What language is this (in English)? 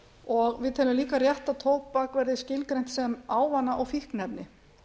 Icelandic